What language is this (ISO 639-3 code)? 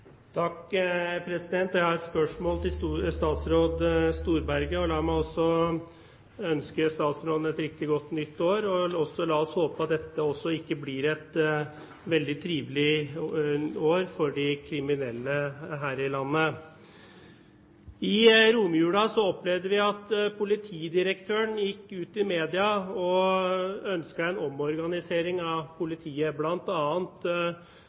nob